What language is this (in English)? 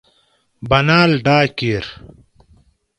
Gawri